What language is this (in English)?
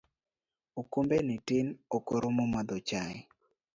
Luo (Kenya and Tanzania)